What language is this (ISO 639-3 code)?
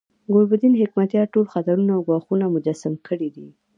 pus